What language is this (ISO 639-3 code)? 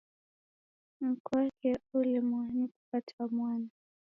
dav